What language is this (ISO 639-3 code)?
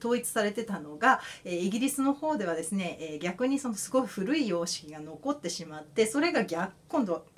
jpn